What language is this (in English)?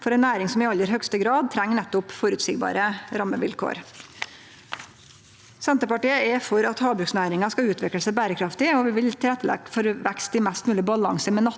Norwegian